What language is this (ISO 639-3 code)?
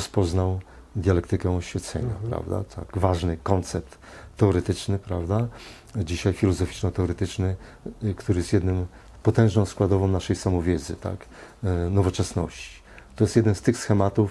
pol